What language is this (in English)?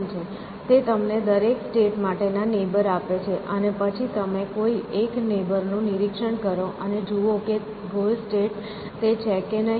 Gujarati